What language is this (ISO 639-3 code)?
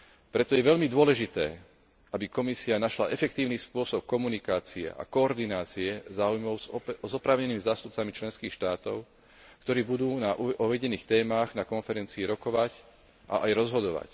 slk